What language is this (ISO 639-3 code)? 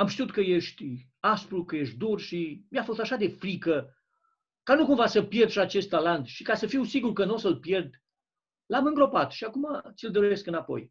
ron